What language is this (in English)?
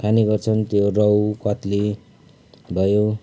Nepali